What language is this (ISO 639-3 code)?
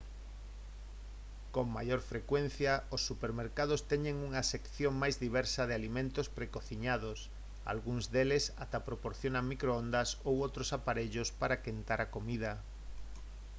glg